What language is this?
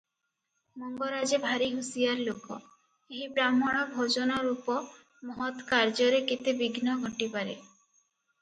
Odia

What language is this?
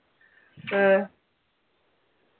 Malayalam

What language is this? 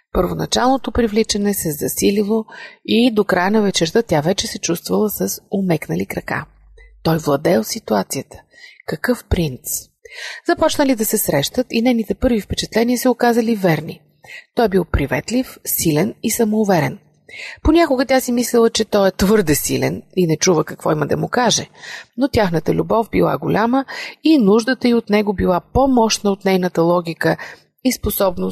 Bulgarian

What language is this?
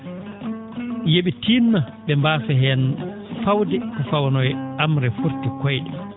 Fula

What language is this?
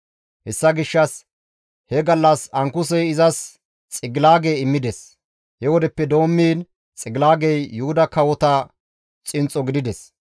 Gamo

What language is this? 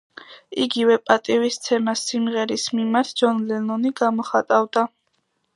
Georgian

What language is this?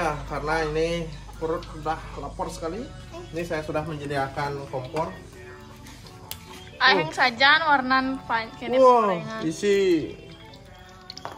Indonesian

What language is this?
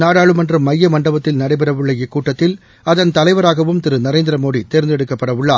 Tamil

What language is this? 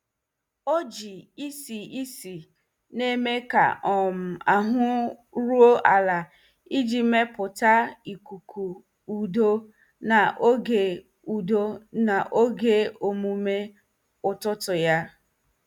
Igbo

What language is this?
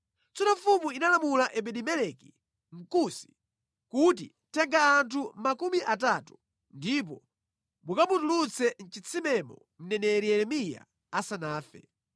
Nyanja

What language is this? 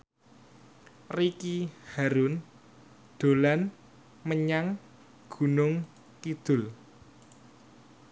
Javanese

